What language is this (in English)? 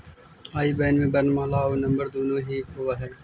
Magahi